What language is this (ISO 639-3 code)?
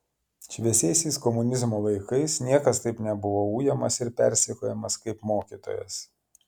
lit